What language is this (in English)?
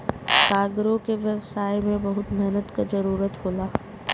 Bhojpuri